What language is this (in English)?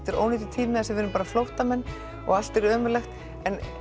Icelandic